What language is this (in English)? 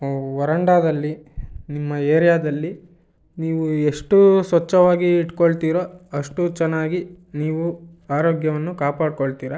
Kannada